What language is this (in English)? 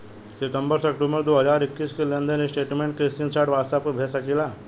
Bhojpuri